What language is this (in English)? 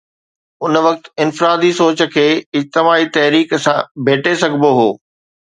Sindhi